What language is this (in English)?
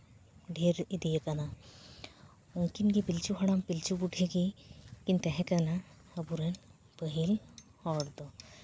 Santali